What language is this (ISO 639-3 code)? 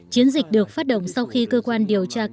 vie